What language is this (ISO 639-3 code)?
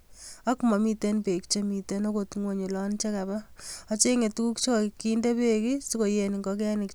kln